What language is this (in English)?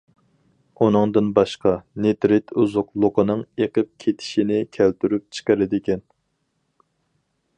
Uyghur